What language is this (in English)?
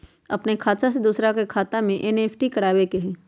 Magahi